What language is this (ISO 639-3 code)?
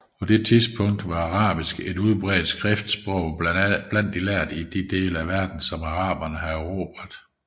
dan